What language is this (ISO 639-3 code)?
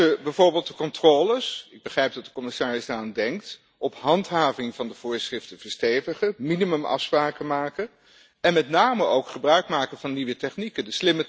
nld